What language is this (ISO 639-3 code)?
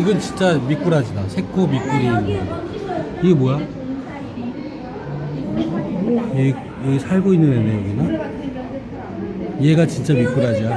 kor